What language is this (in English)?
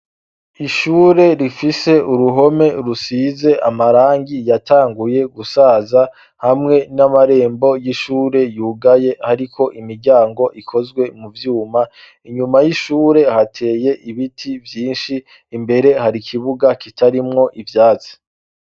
Rundi